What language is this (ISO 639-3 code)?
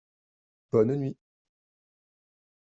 fra